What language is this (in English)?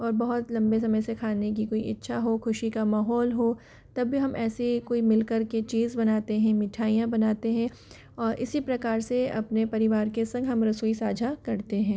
Hindi